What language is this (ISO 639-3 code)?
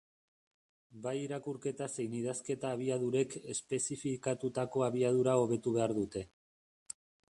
eus